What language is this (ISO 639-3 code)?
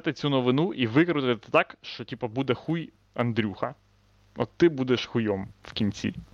ukr